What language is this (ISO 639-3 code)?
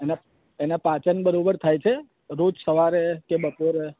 guj